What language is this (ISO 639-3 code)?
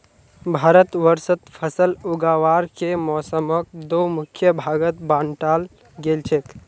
mag